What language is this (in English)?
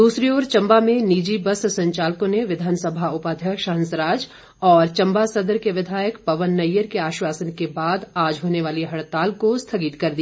Hindi